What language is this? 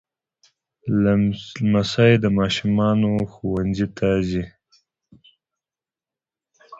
Pashto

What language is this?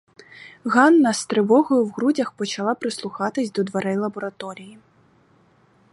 Ukrainian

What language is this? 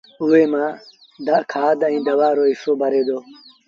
Sindhi Bhil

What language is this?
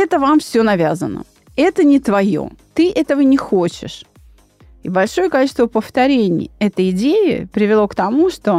Russian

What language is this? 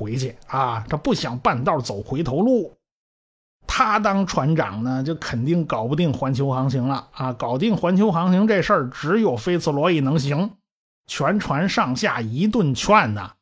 Chinese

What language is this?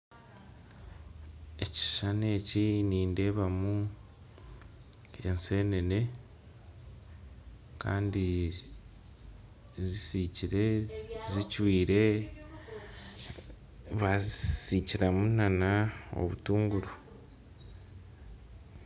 Nyankole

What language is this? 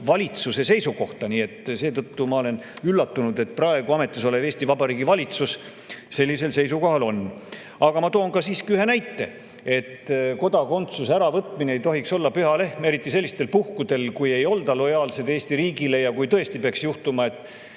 Estonian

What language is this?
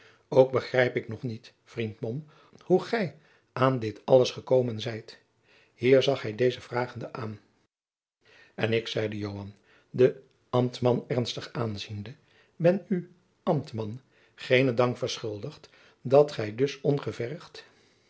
Dutch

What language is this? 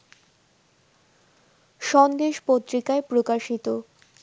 Bangla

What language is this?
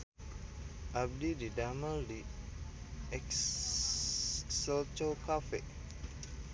Sundanese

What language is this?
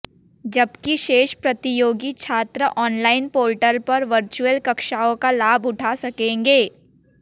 Hindi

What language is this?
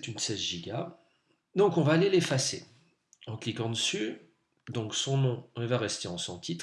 French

